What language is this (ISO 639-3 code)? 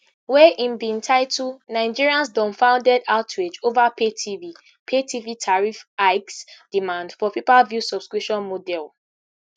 pcm